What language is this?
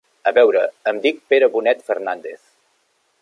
Catalan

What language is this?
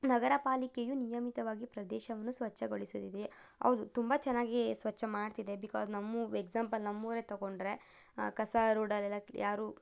Kannada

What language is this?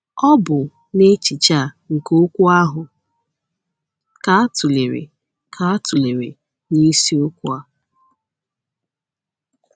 Igbo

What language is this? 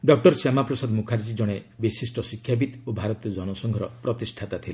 Odia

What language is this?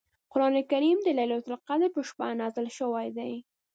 Pashto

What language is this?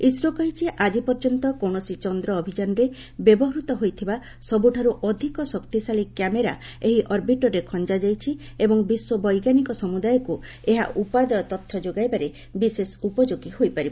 Odia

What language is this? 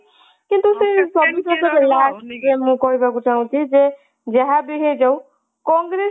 Odia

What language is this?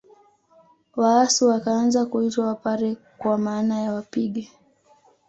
Swahili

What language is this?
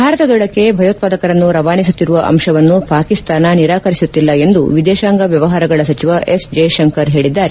Kannada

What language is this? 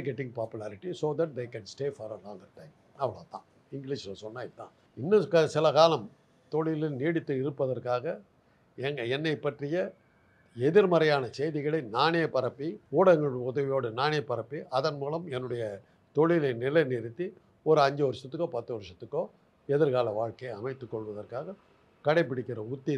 Tamil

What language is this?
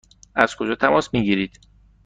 Persian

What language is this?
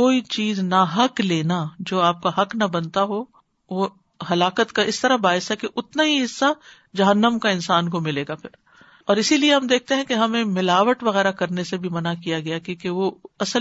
Urdu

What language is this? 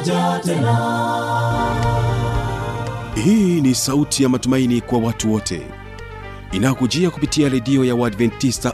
Swahili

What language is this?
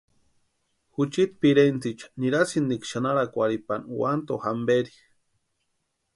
Western Highland Purepecha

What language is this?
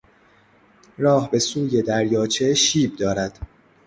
Persian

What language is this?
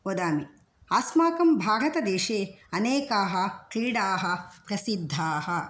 Sanskrit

